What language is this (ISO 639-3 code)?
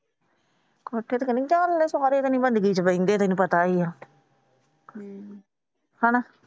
pan